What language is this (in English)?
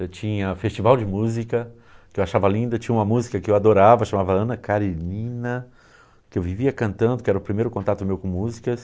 Portuguese